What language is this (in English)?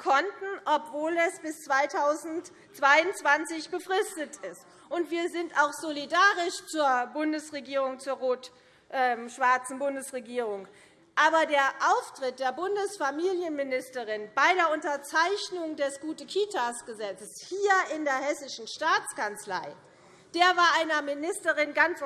German